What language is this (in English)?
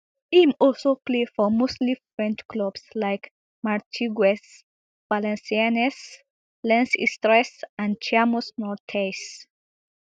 Nigerian Pidgin